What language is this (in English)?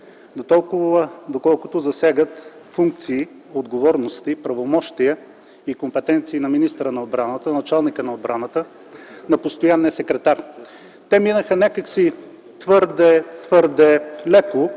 Bulgarian